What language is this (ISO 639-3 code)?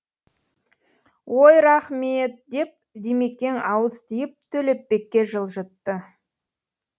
kaz